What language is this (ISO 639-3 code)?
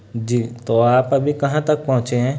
urd